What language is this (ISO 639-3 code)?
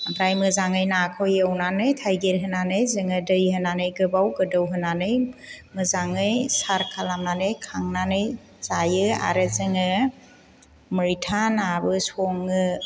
brx